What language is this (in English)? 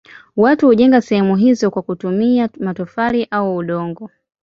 Swahili